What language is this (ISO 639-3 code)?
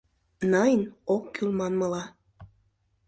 chm